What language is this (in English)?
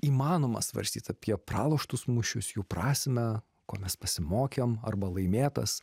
Lithuanian